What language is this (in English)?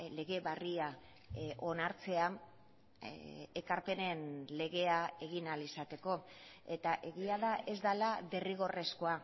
Basque